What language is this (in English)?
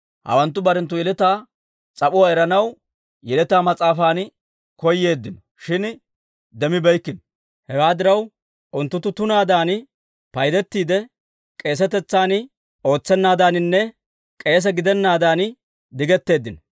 Dawro